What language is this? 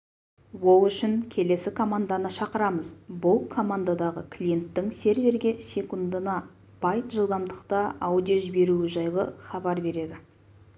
Kazakh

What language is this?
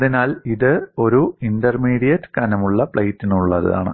Malayalam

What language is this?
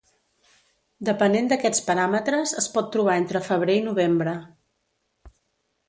Catalan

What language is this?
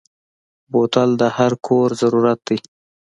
Pashto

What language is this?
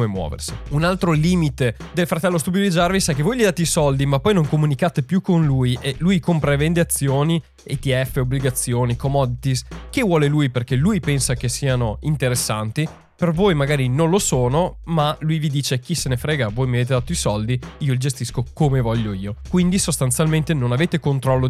Italian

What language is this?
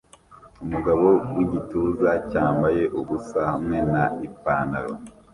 Kinyarwanda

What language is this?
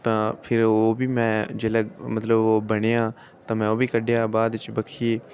Dogri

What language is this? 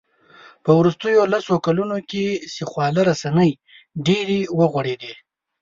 Pashto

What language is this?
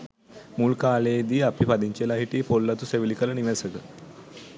Sinhala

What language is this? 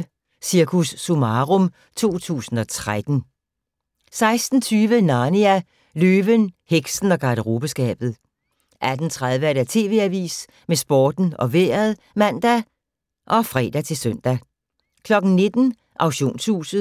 Danish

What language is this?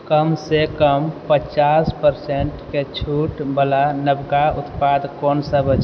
Maithili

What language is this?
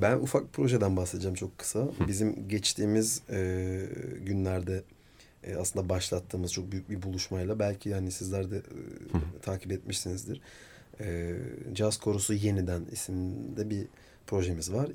Turkish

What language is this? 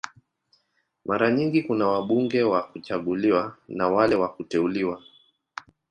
Swahili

